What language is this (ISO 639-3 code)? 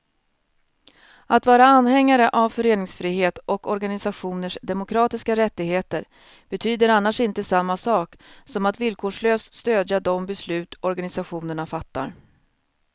swe